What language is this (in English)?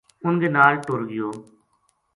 Gujari